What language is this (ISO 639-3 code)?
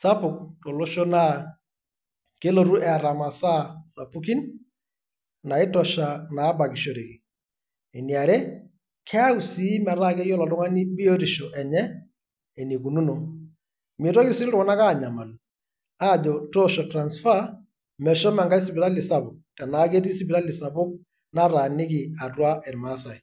mas